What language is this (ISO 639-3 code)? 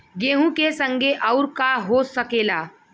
bho